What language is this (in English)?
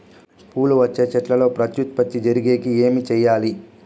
Telugu